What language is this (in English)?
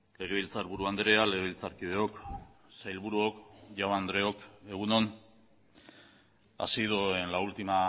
Basque